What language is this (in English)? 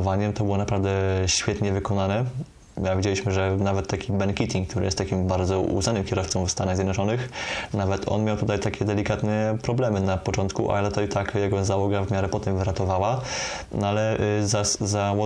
Polish